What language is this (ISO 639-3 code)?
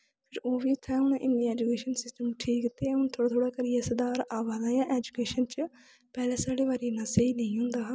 doi